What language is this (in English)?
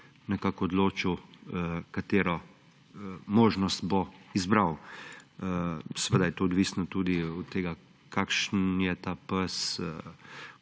Slovenian